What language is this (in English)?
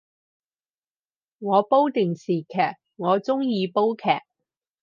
Cantonese